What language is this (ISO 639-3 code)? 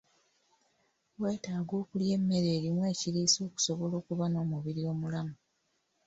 lug